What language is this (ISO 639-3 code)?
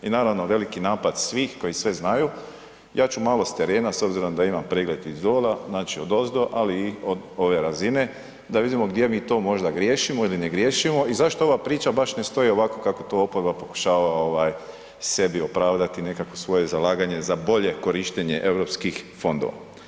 hrv